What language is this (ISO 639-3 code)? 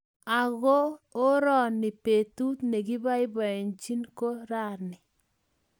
kln